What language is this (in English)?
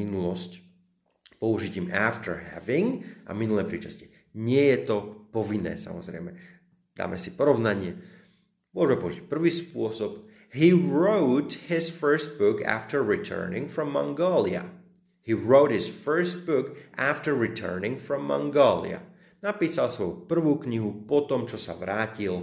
Slovak